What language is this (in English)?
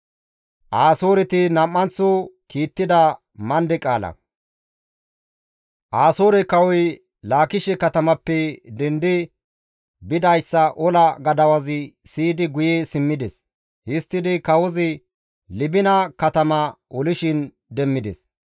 Gamo